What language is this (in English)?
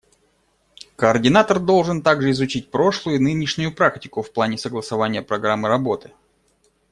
Russian